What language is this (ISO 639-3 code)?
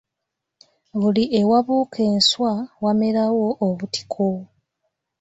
lug